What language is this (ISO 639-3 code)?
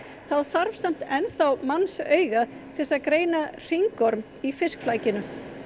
isl